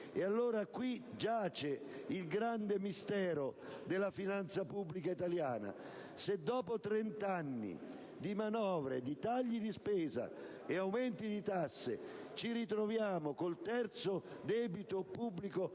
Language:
Italian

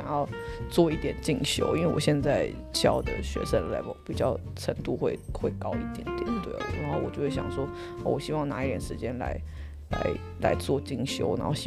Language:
Chinese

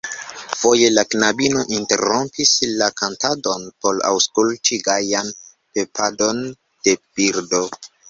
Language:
Esperanto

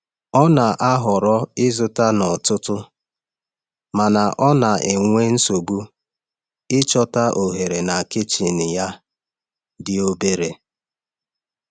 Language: Igbo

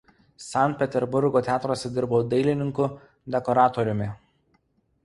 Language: Lithuanian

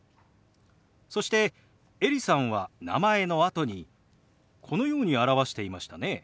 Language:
Japanese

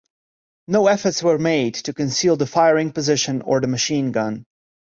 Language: English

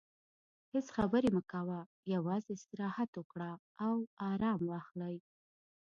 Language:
Pashto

